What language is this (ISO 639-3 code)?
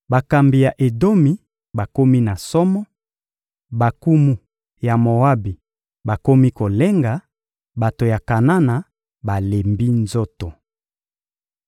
lin